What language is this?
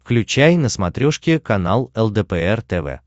Russian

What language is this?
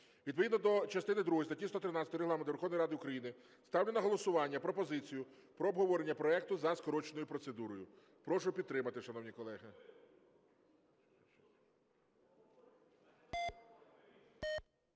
Ukrainian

